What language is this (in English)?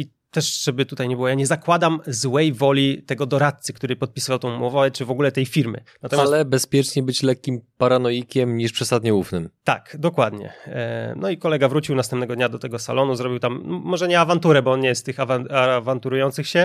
Polish